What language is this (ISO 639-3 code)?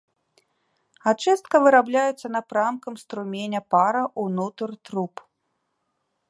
bel